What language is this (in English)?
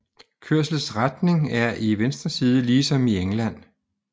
Danish